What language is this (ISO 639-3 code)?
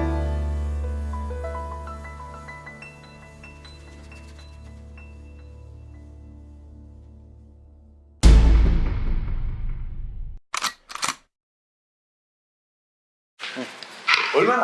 kor